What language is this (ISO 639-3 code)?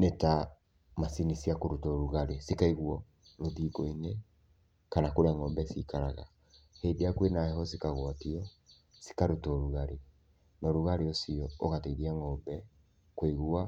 kik